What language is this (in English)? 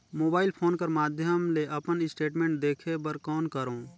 Chhattisgarhi